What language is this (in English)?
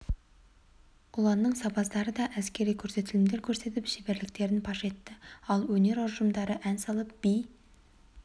Kazakh